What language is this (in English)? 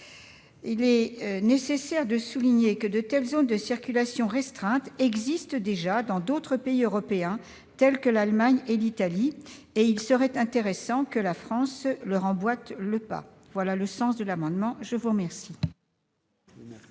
French